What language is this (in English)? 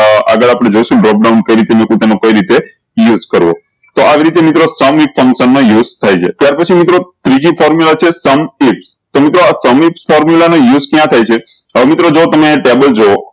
Gujarati